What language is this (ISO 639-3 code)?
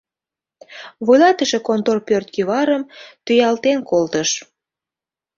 chm